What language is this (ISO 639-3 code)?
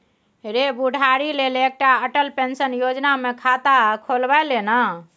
mai